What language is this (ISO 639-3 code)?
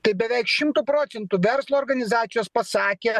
lit